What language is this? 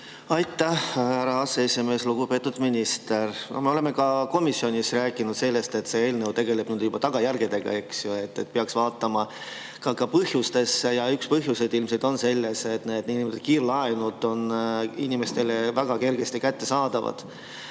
Estonian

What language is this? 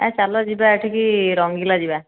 Odia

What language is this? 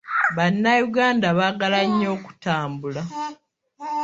Ganda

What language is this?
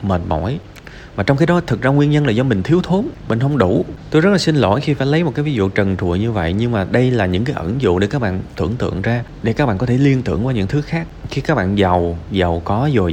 Vietnamese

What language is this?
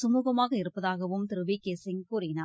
Tamil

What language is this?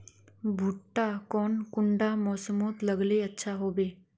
Magahi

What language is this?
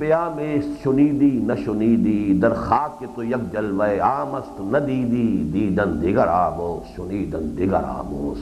Urdu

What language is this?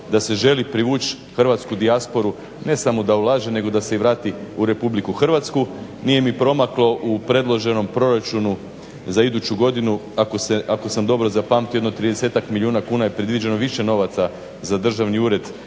Croatian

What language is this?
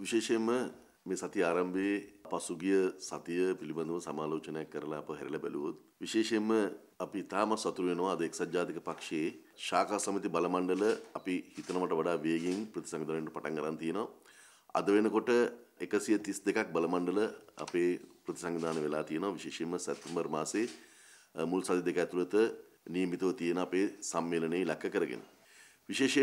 Romanian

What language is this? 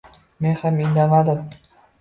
Uzbek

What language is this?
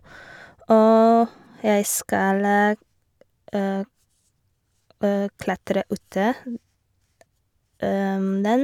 Norwegian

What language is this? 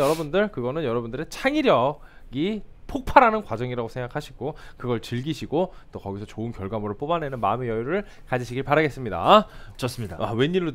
Korean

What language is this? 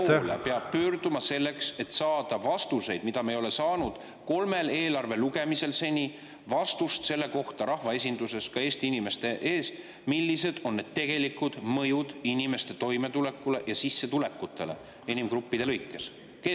Estonian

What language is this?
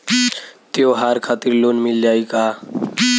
Bhojpuri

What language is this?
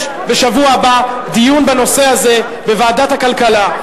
Hebrew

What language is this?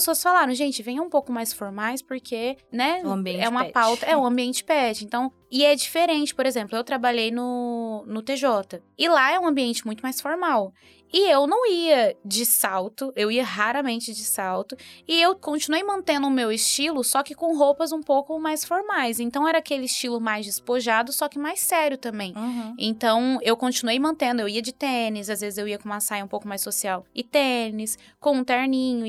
Portuguese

